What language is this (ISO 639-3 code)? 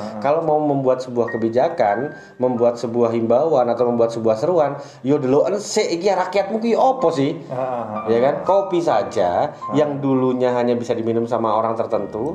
ind